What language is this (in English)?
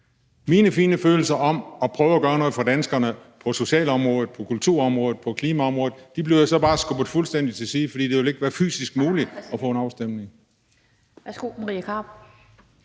Danish